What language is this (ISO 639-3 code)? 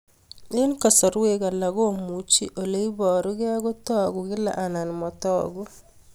kln